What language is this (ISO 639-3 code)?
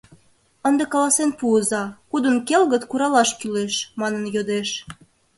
chm